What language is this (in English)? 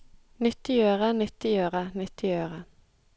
Norwegian